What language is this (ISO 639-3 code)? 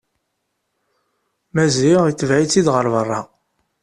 kab